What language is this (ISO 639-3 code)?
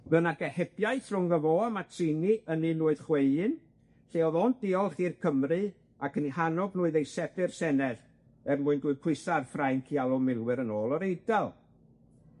cym